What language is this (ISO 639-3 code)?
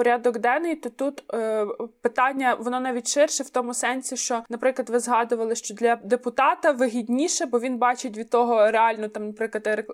ukr